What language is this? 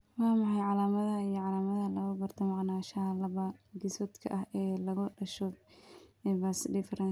Somali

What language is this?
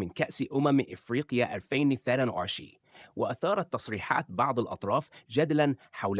Arabic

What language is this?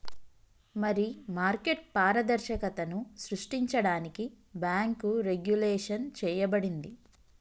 Telugu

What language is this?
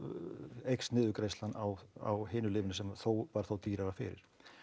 Icelandic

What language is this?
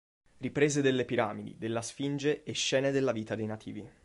Italian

